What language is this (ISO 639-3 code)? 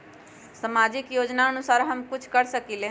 mag